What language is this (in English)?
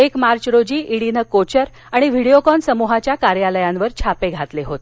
Marathi